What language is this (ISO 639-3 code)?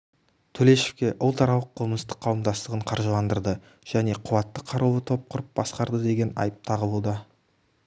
kaz